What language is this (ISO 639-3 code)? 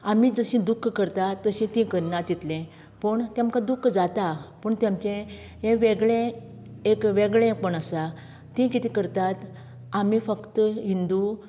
kok